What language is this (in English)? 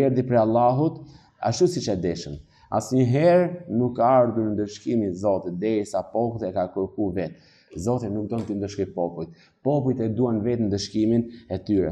Romanian